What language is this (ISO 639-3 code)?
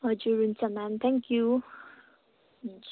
nep